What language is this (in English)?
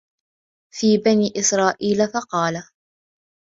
Arabic